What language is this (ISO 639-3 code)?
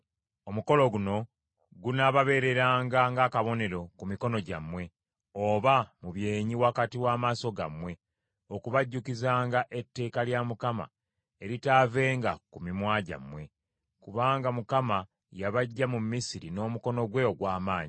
lug